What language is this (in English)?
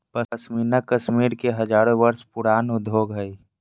Magahi